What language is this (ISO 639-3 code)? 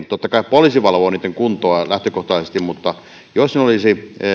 fin